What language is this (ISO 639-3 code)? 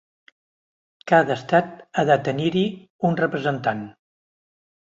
cat